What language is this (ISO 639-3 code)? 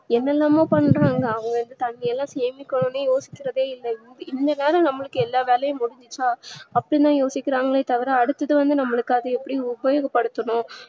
tam